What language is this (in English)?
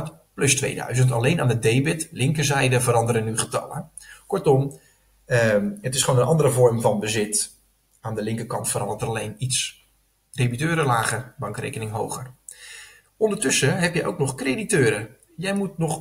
Dutch